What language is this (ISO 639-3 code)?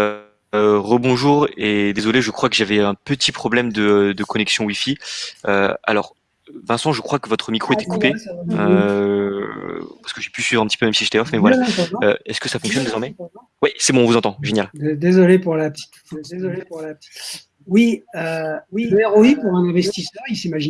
fra